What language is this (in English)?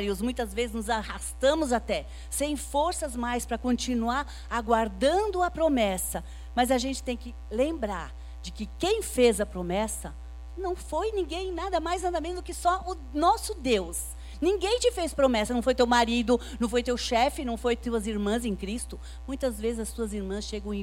Portuguese